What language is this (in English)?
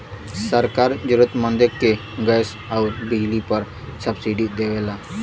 Bhojpuri